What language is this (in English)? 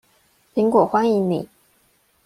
Chinese